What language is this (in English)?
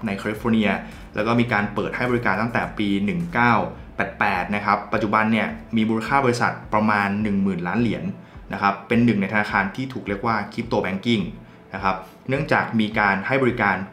Thai